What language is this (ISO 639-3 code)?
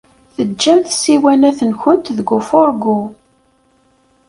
kab